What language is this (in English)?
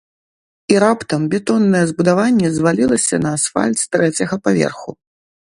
Belarusian